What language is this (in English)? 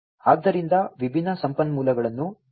Kannada